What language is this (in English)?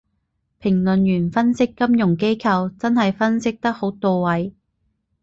Cantonese